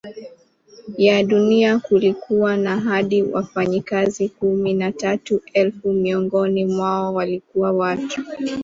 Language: Swahili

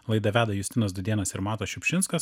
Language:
Lithuanian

